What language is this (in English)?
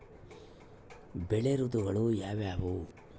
Kannada